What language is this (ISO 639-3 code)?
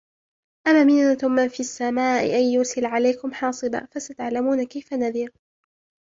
ara